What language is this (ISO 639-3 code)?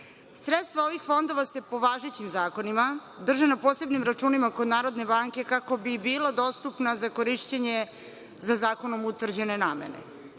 srp